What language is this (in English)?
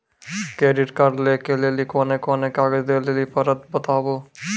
Maithili